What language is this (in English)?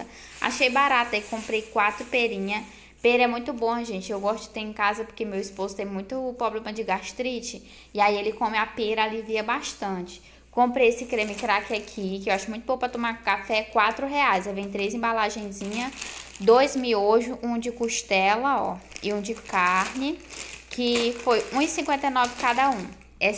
Portuguese